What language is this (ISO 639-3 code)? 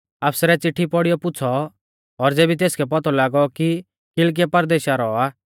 bfz